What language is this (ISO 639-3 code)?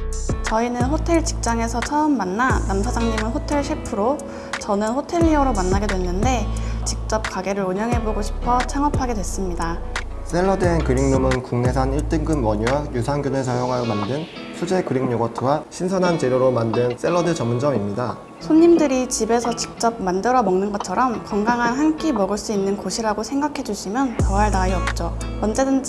kor